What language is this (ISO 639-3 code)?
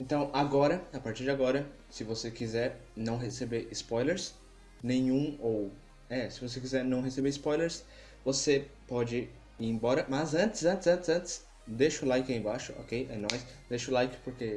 por